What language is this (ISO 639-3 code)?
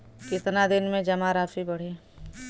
bho